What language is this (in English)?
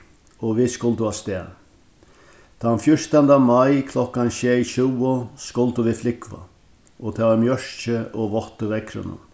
Faroese